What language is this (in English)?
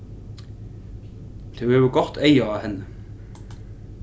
Faroese